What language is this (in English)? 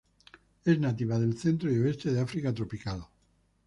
Spanish